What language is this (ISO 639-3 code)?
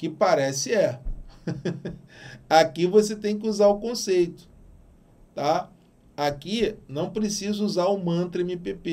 por